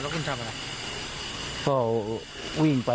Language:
Thai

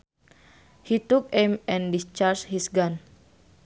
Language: Sundanese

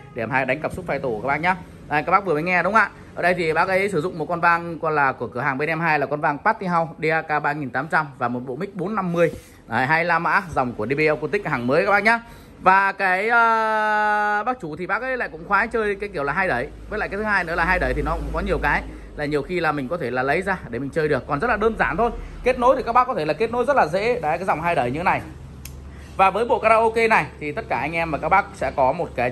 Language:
Vietnamese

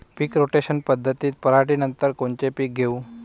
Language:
Marathi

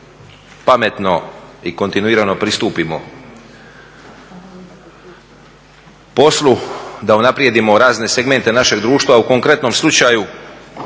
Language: Croatian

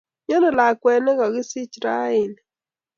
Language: Kalenjin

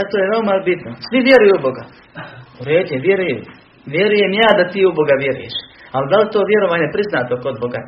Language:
Croatian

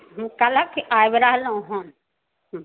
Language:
Maithili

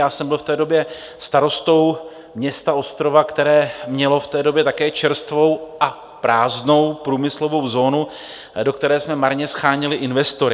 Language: Czech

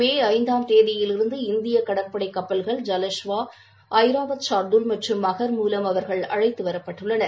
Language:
Tamil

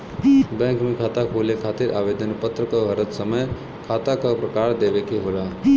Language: Bhojpuri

